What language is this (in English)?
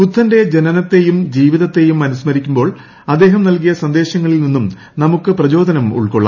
Malayalam